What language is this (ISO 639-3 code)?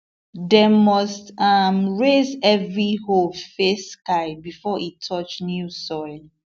pcm